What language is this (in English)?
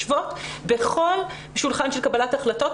Hebrew